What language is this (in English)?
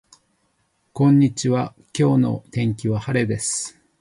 Japanese